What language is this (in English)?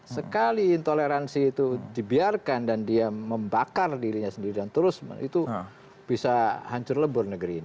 Indonesian